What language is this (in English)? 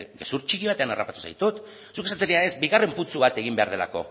Basque